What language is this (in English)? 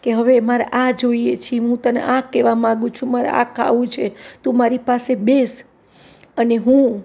Gujarati